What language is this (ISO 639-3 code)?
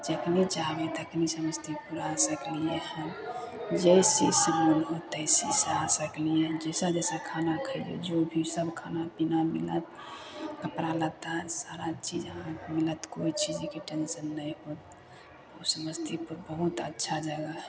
mai